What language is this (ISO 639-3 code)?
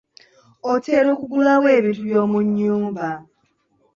lug